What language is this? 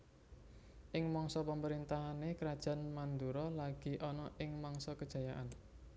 Javanese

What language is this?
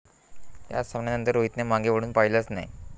Marathi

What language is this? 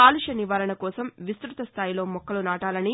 Telugu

